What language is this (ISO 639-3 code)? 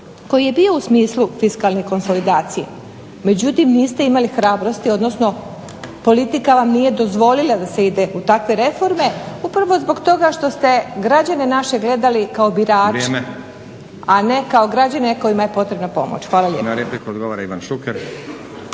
hrv